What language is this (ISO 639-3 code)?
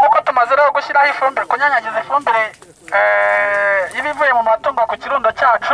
kor